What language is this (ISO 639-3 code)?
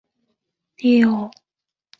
zho